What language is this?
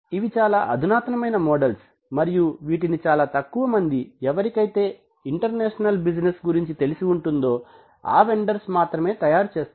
Telugu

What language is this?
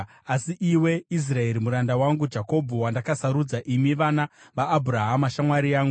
Shona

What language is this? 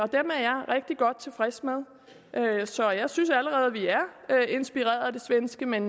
Danish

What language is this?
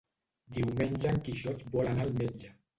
Catalan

